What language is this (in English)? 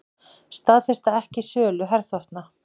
Icelandic